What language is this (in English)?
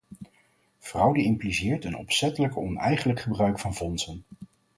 Dutch